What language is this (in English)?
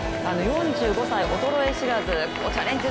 Japanese